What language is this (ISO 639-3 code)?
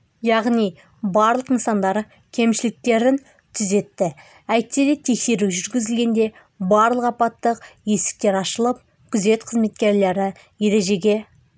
kaz